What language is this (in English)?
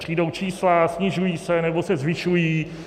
Czech